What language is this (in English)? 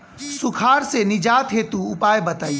Bhojpuri